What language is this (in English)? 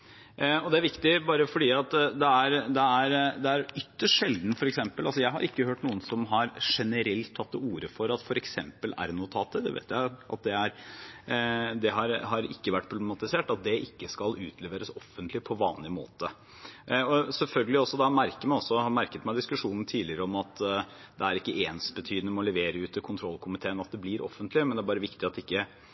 Norwegian Bokmål